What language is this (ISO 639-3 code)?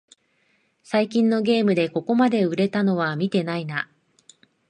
jpn